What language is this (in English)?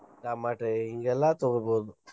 Kannada